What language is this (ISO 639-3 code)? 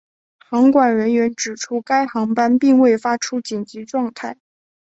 zho